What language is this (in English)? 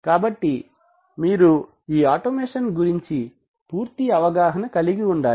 Telugu